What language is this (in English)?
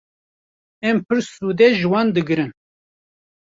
Kurdish